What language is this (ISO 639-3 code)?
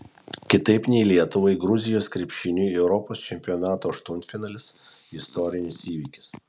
lit